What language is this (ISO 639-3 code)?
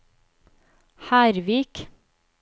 nor